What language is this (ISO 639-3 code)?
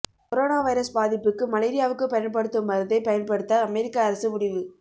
tam